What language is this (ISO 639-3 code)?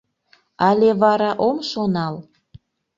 chm